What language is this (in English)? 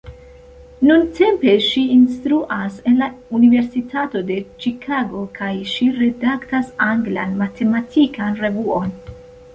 Esperanto